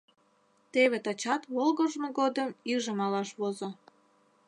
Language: Mari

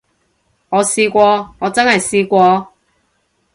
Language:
Cantonese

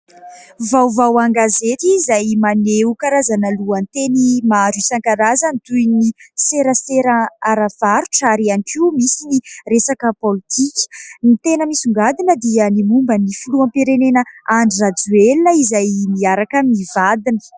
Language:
Malagasy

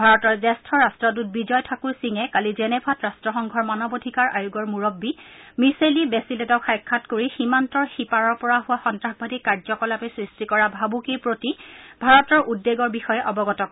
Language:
Assamese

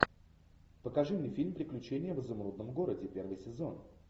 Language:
Russian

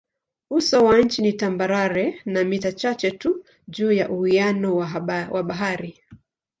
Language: Swahili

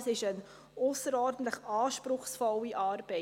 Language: Swiss German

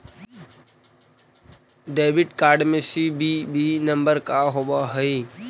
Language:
Magahi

